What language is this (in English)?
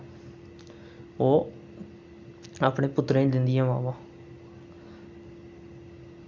Dogri